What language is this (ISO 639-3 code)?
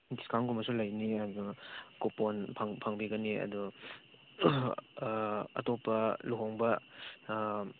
mni